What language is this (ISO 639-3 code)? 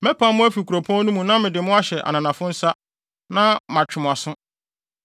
aka